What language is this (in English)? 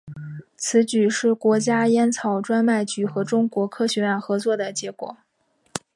Chinese